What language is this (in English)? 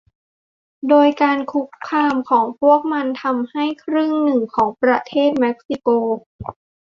Thai